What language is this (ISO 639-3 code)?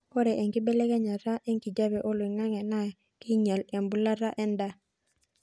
mas